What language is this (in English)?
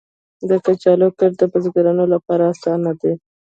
Pashto